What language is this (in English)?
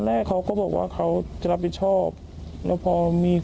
Thai